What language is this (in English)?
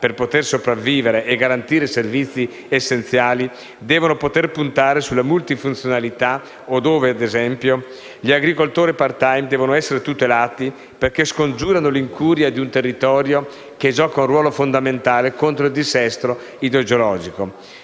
Italian